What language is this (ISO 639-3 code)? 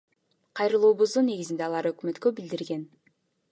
kir